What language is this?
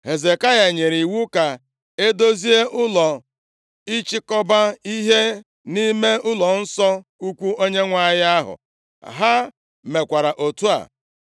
Igbo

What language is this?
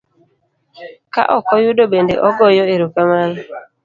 Luo (Kenya and Tanzania)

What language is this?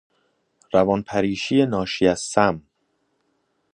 Persian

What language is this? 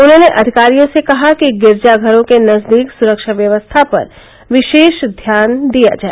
Hindi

